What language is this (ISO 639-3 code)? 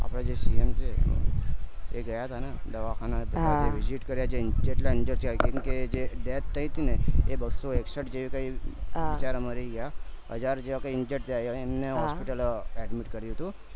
guj